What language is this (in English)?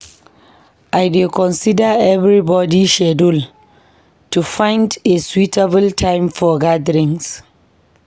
Nigerian Pidgin